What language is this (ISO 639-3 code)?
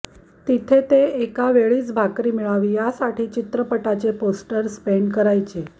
mar